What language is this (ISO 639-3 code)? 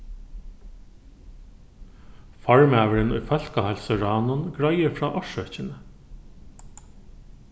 fao